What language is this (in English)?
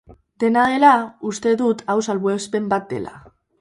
Basque